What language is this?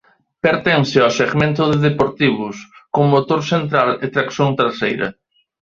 Galician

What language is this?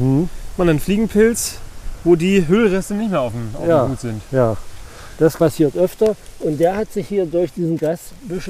German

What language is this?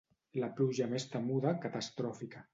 Catalan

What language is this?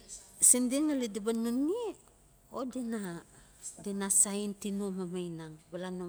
Notsi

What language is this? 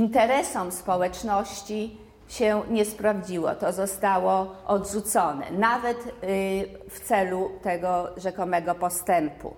Polish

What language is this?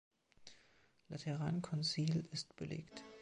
German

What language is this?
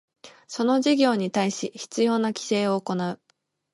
Japanese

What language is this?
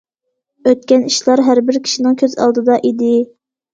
Uyghur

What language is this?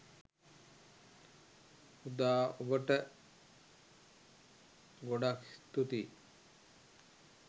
Sinhala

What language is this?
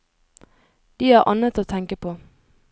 Norwegian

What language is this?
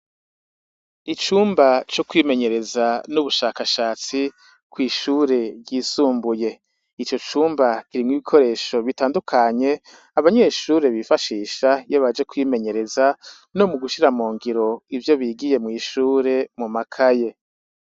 Rundi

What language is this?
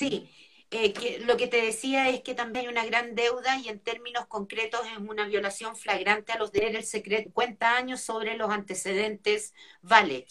Spanish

